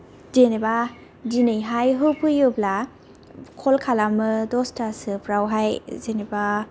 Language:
Bodo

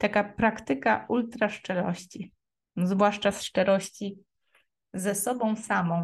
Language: Polish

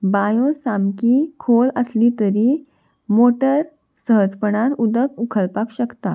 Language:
Konkani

